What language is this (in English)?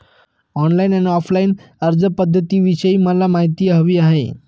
Marathi